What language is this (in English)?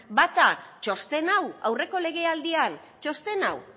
Basque